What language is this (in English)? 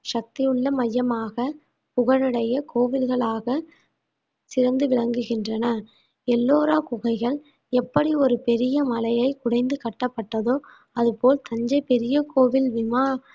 Tamil